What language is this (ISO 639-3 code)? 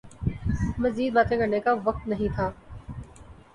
urd